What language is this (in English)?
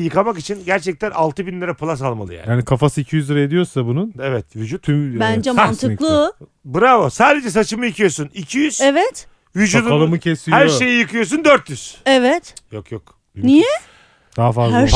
Turkish